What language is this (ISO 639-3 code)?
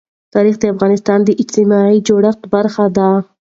pus